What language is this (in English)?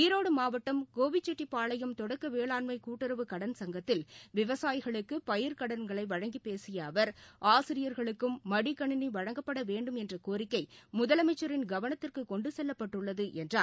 Tamil